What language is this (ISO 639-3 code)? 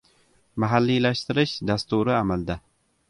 uzb